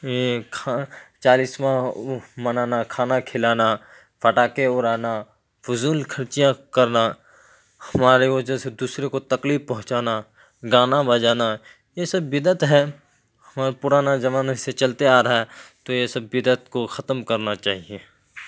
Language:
Urdu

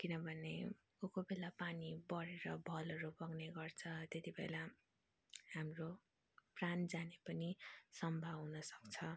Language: Nepali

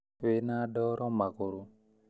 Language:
Kikuyu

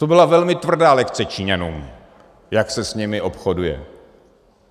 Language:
Czech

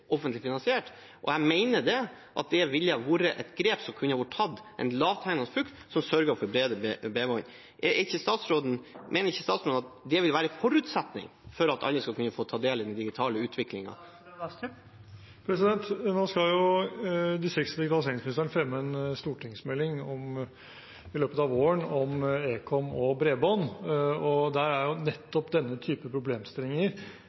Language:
Norwegian Bokmål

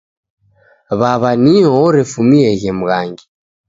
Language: Taita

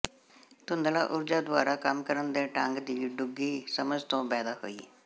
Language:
Punjabi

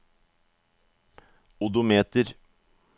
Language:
Norwegian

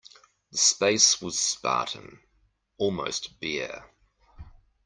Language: English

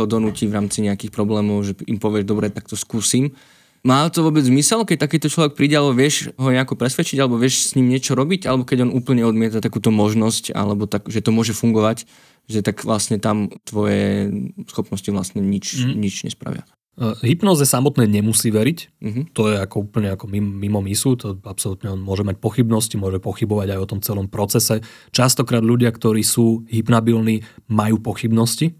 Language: Slovak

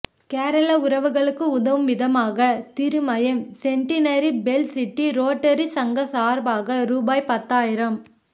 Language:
Tamil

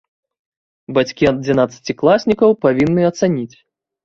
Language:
Belarusian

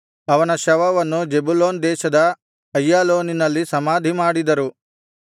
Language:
Kannada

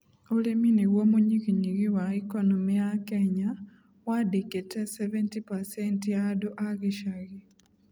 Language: Kikuyu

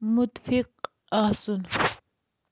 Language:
Kashmiri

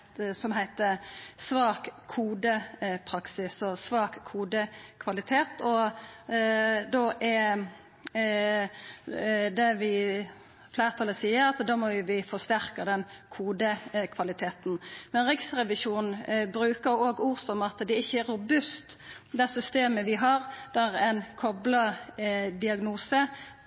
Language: Norwegian Nynorsk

